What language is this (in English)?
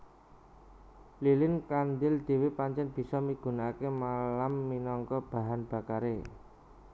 Javanese